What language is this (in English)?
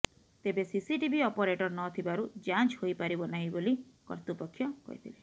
Odia